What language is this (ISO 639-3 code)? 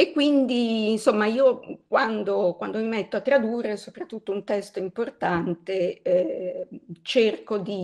ita